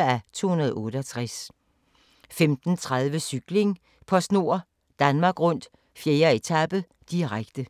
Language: Danish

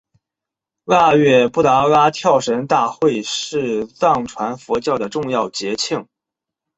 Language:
Chinese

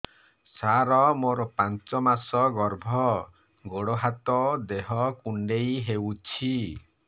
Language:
Odia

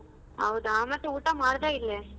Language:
Kannada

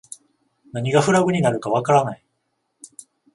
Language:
Japanese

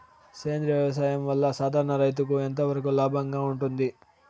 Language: Telugu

